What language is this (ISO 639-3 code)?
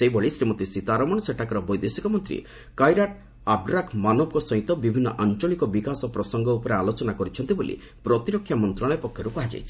ori